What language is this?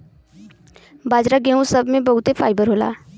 Bhojpuri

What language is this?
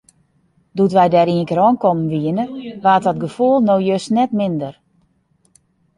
Western Frisian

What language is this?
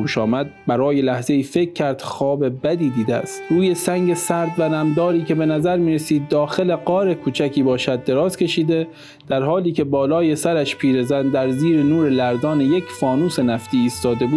Persian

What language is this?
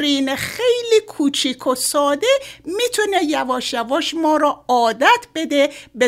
Persian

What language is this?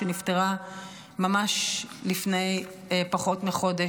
Hebrew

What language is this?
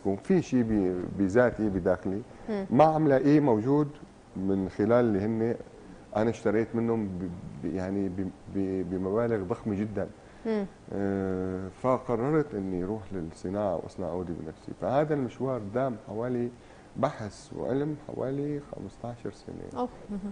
Arabic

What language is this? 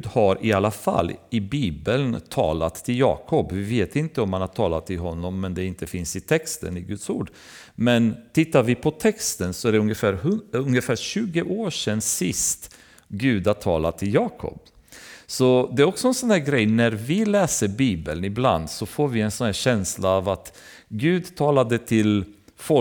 Swedish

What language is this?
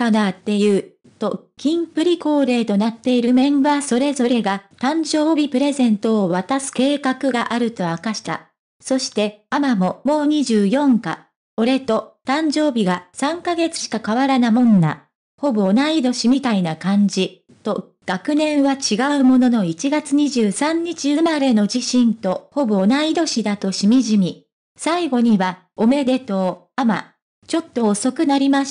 Japanese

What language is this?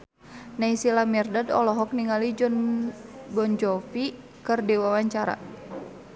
Sundanese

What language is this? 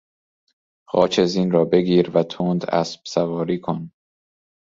Persian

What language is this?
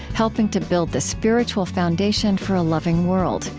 English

